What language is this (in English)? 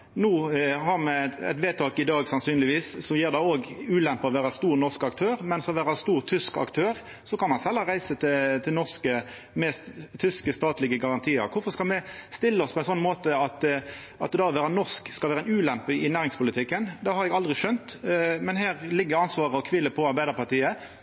Norwegian Nynorsk